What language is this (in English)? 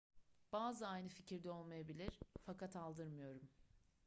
Turkish